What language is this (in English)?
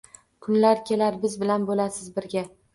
Uzbek